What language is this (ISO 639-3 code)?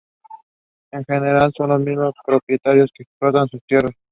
spa